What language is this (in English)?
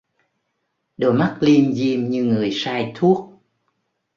Vietnamese